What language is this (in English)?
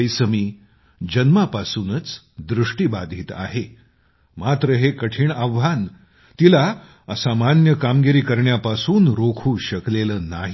Marathi